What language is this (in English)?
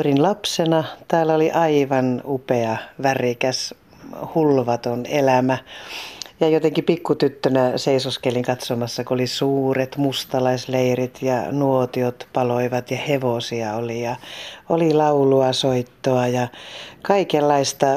Finnish